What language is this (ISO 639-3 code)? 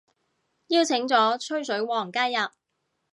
yue